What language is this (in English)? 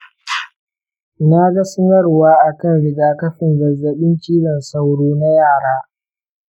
Hausa